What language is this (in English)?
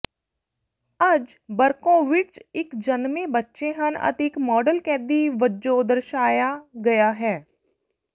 Punjabi